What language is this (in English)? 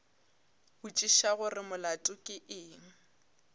Northern Sotho